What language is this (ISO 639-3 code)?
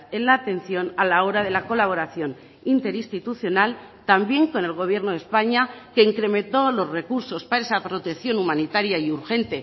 spa